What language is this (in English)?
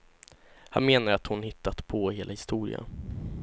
Swedish